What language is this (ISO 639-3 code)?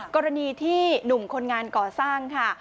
tha